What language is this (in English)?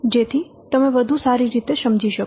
Gujarati